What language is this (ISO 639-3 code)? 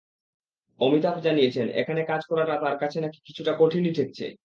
ben